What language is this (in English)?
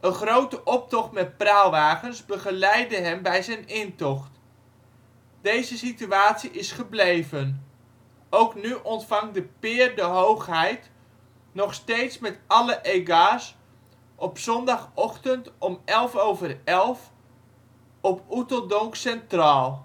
Dutch